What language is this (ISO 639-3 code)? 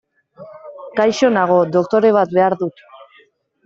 eus